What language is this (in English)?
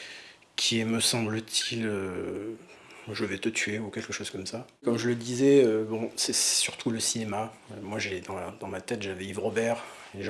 French